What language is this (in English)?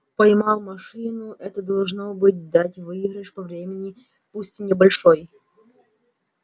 Russian